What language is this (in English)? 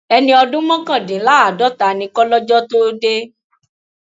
Yoruba